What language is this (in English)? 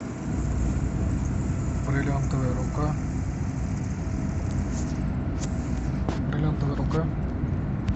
Russian